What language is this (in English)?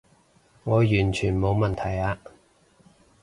Cantonese